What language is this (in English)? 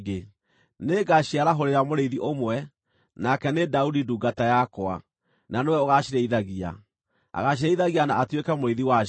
Kikuyu